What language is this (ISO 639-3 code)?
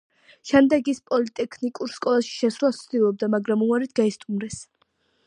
kat